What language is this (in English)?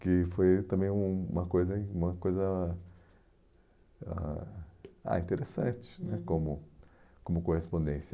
Portuguese